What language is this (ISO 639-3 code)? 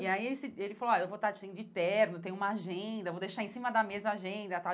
por